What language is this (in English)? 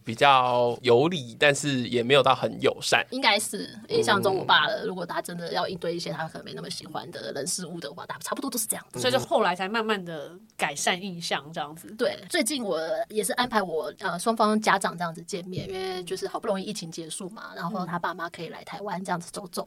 Chinese